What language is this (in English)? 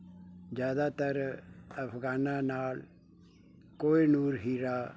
Punjabi